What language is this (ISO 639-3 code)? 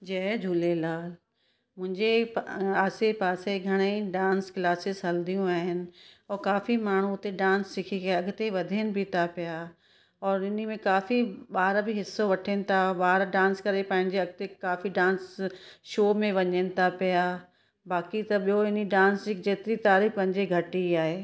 snd